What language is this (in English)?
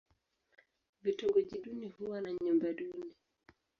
Swahili